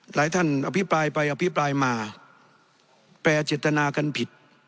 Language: Thai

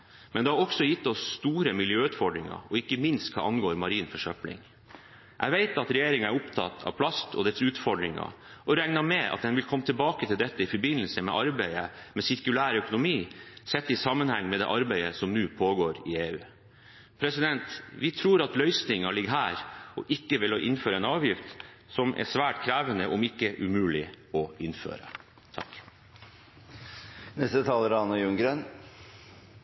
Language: Norwegian Bokmål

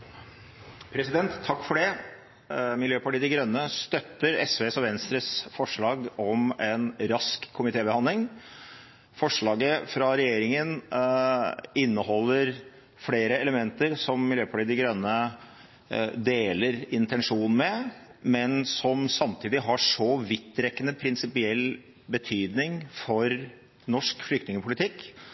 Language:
Norwegian Bokmål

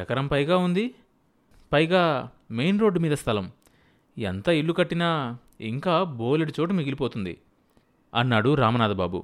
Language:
Telugu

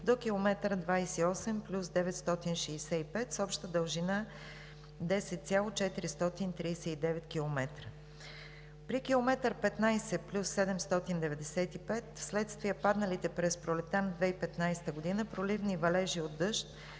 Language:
Bulgarian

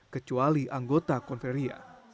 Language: Indonesian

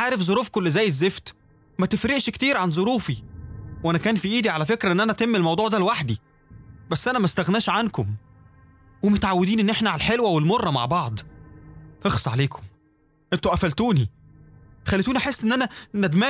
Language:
Arabic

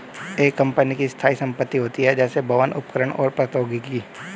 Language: Hindi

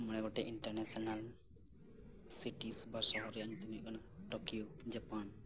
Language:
Santali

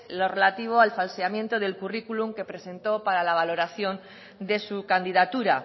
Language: Spanish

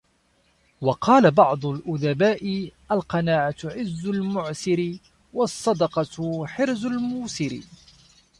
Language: Arabic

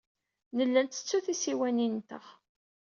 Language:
Kabyle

